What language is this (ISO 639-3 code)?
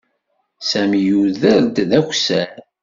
kab